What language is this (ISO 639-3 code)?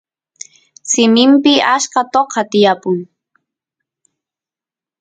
qus